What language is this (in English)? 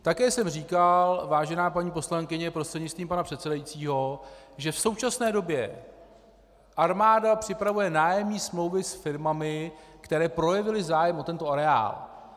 Czech